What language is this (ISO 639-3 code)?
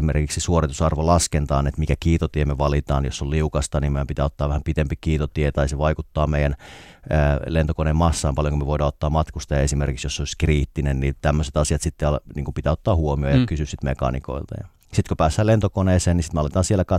fin